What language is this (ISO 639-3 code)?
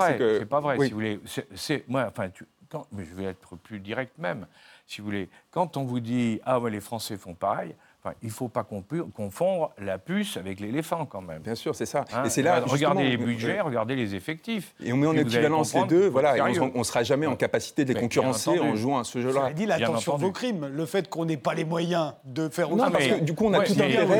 fra